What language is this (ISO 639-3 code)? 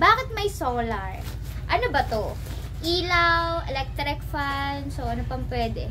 fil